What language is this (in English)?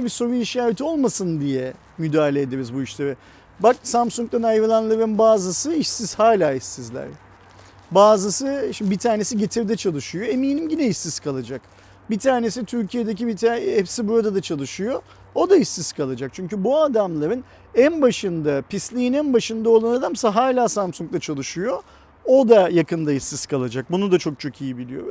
Turkish